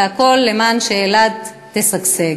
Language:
Hebrew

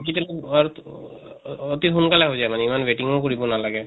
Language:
Assamese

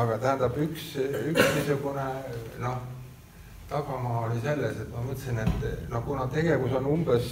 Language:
Finnish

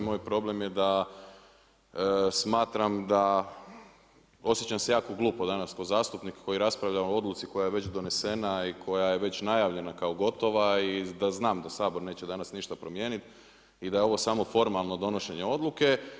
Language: Croatian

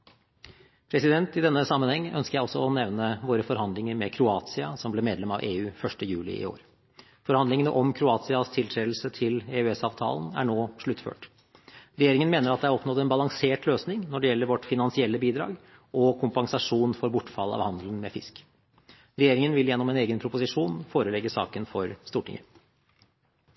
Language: Norwegian Bokmål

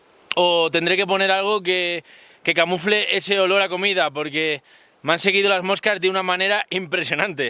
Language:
Spanish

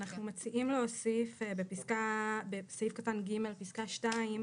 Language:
Hebrew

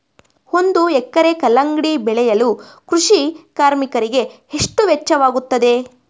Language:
Kannada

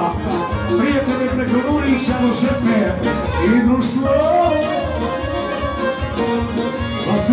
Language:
Romanian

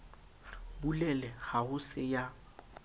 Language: Southern Sotho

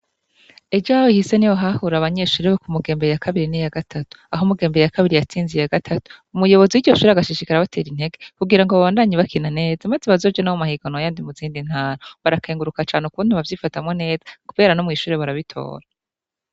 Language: Rundi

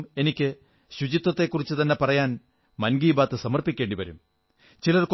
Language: Malayalam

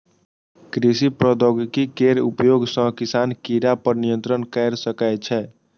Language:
Maithili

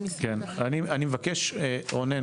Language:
Hebrew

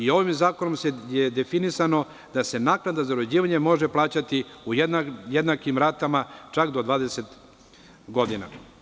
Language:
Serbian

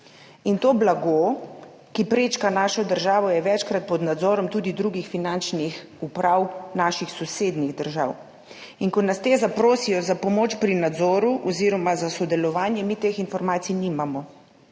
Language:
Slovenian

